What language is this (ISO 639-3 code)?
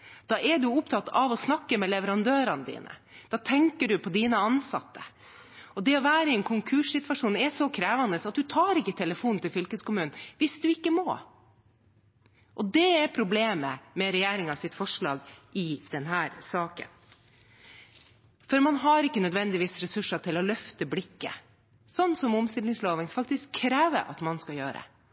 nob